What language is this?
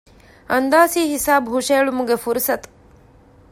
Divehi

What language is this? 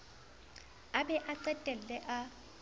Southern Sotho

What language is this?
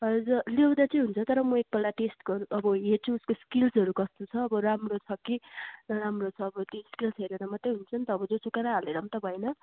Nepali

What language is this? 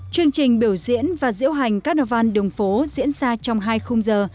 Vietnamese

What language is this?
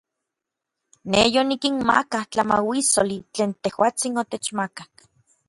Orizaba Nahuatl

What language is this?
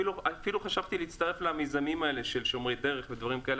Hebrew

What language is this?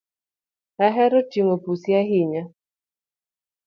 Luo (Kenya and Tanzania)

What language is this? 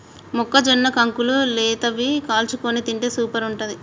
Telugu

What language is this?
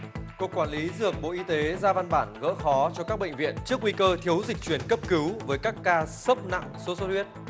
Vietnamese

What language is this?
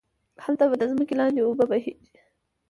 Pashto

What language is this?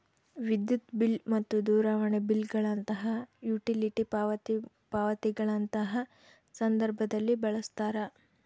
Kannada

